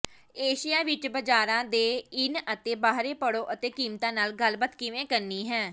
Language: Punjabi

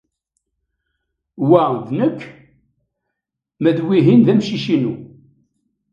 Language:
Kabyle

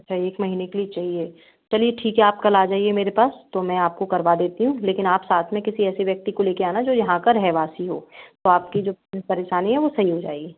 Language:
Hindi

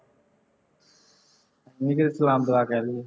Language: Punjabi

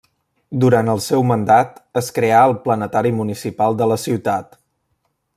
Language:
Catalan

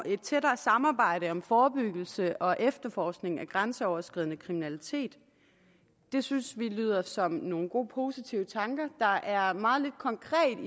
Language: Danish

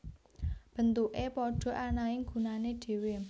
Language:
Javanese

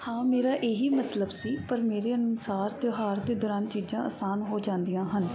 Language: Punjabi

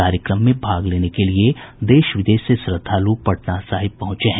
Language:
Hindi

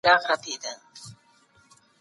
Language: Pashto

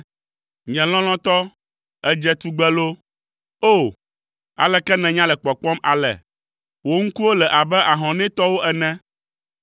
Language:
Ewe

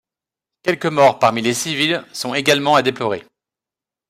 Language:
French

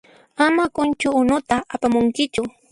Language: Puno Quechua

